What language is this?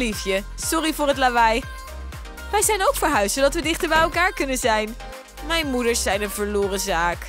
Dutch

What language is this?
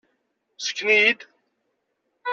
Kabyle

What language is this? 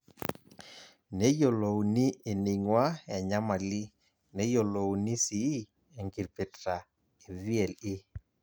Masai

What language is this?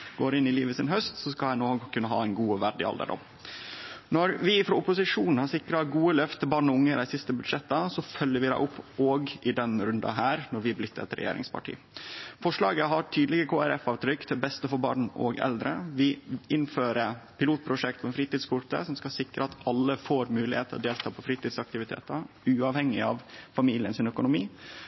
Norwegian Nynorsk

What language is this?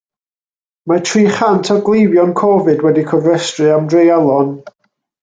Welsh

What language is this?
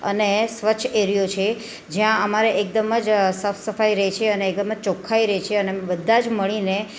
Gujarati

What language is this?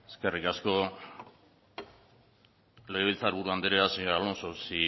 Basque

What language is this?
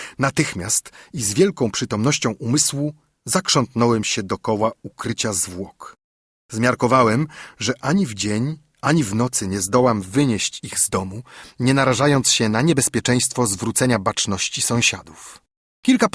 Polish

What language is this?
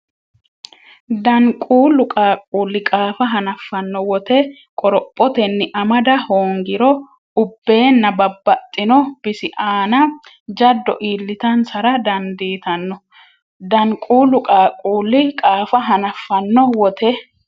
Sidamo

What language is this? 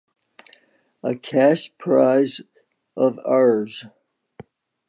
English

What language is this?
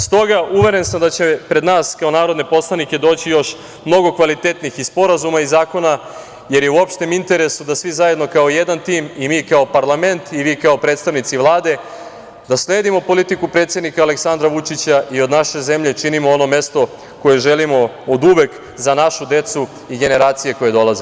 Serbian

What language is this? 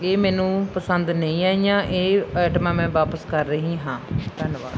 Punjabi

